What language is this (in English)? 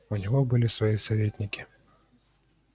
Russian